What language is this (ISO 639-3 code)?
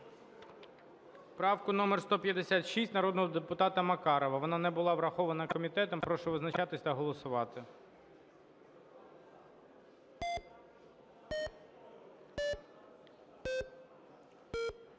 ukr